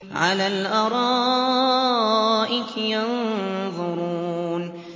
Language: Arabic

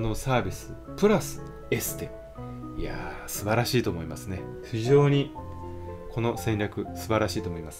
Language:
Japanese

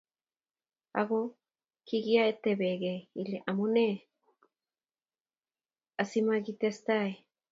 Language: Kalenjin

